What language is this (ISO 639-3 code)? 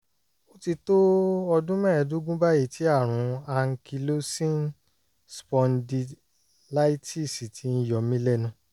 yor